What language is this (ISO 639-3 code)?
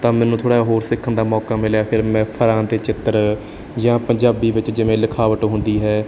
pan